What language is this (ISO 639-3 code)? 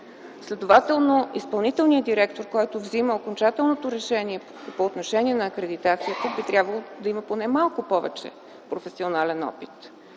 bul